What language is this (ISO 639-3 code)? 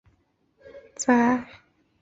zho